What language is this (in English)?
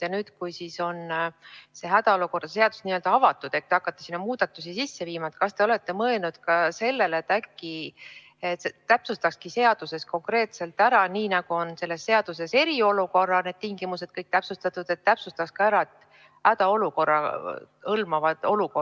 Estonian